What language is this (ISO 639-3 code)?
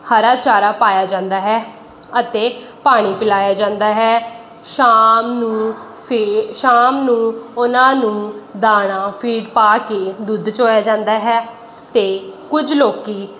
pan